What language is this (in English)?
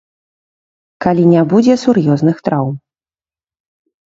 Belarusian